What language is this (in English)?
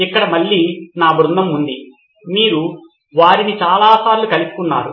Telugu